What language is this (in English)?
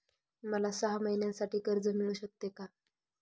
Marathi